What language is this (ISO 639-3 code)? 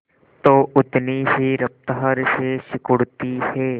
hin